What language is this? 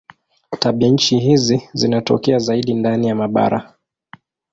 Swahili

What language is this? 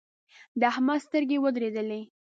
Pashto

